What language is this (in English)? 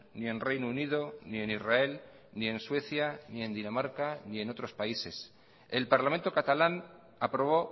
Spanish